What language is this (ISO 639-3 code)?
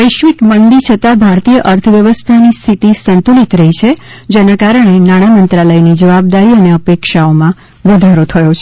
guj